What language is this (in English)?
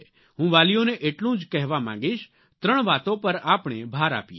Gujarati